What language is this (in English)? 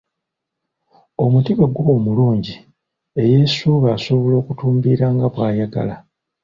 Ganda